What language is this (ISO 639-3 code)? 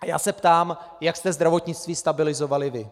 ces